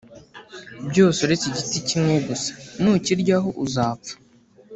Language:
Kinyarwanda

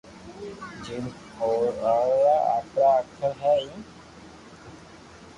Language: Loarki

